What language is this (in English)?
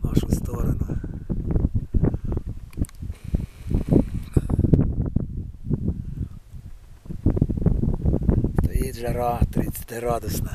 Ukrainian